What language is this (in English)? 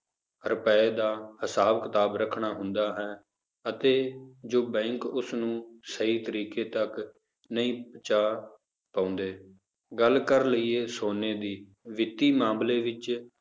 Punjabi